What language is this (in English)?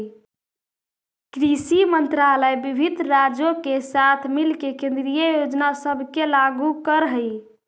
Magahi